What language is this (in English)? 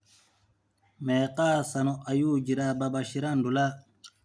Somali